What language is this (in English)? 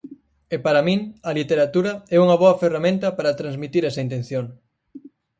Galician